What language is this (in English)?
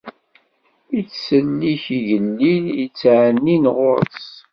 Kabyle